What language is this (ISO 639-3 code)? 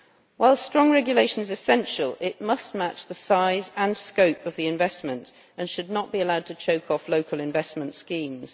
eng